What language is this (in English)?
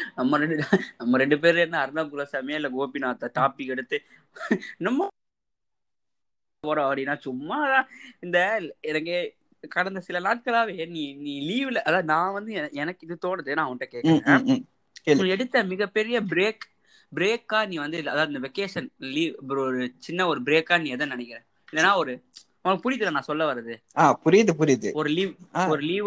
Tamil